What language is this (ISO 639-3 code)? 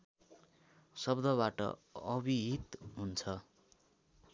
nep